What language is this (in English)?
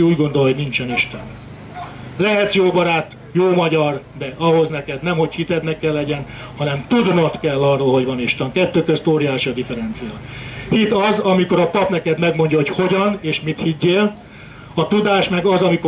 Hungarian